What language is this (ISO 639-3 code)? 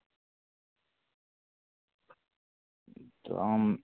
sat